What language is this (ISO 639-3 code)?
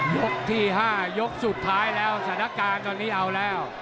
tha